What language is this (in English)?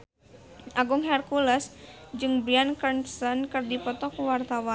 Sundanese